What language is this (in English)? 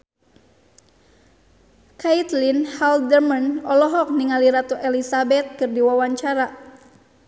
Sundanese